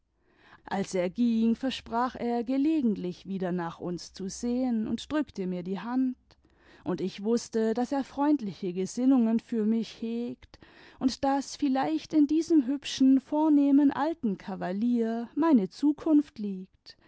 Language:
German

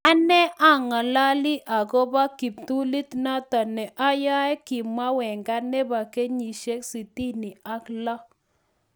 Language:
Kalenjin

